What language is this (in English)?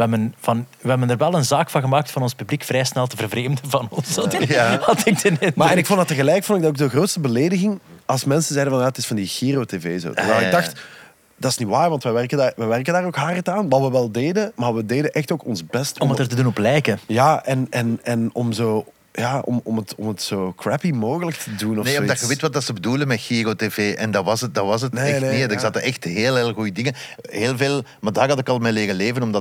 Dutch